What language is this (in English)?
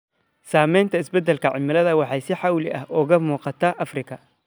Somali